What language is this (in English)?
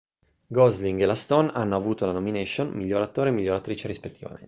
Italian